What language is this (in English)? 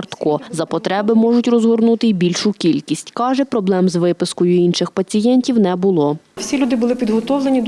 Ukrainian